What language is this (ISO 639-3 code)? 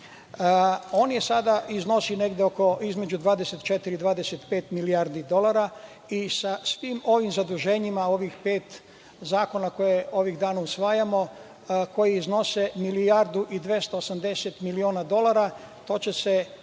srp